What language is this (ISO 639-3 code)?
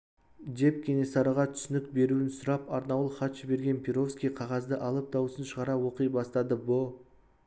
kaz